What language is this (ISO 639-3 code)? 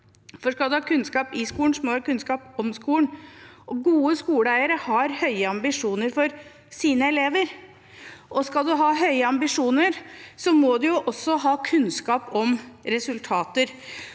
nor